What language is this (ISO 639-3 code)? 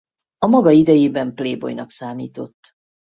hun